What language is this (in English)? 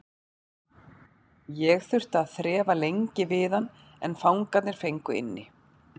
Icelandic